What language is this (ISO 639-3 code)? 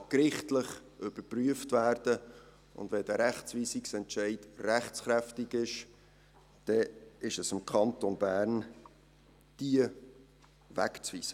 gsw